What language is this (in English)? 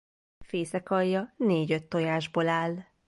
Hungarian